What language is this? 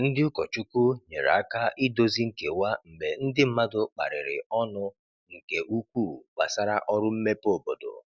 Igbo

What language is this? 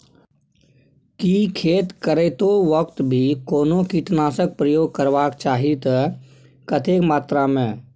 Maithili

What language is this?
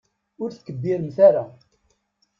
Kabyle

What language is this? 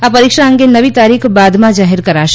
Gujarati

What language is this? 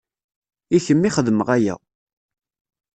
Kabyle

